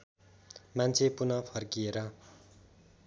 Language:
Nepali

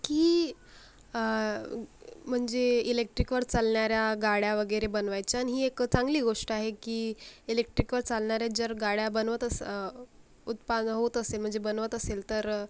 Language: Marathi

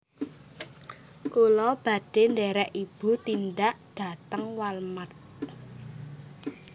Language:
Javanese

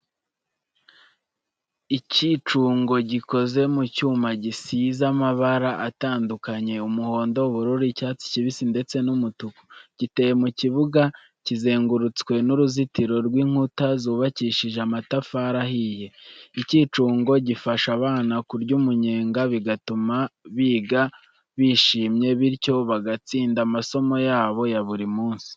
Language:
Kinyarwanda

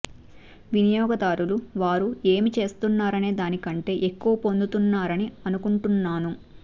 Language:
Telugu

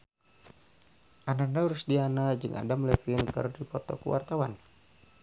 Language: Sundanese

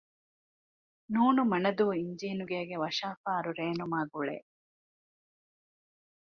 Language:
Divehi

